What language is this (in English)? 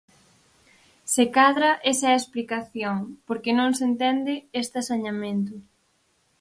Galician